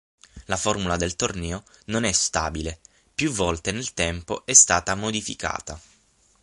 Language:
Italian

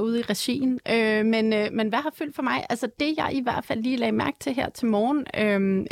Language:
Danish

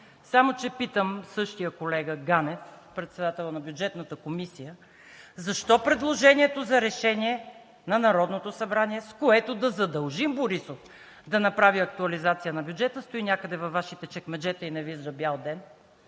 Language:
Bulgarian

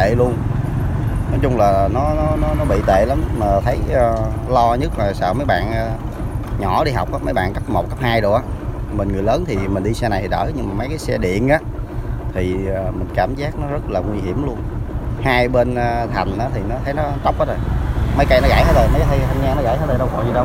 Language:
Vietnamese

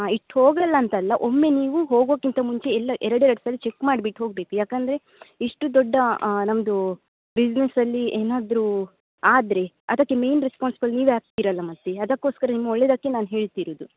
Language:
Kannada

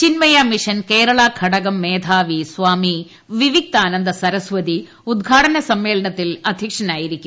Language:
Malayalam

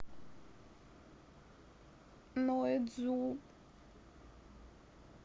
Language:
Russian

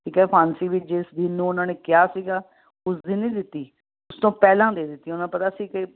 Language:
Punjabi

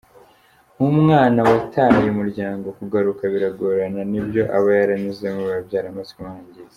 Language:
Kinyarwanda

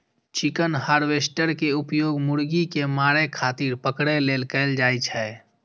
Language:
Maithili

